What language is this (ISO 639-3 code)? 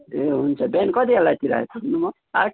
nep